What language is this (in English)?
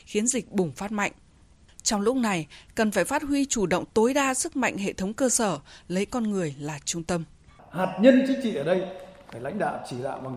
Vietnamese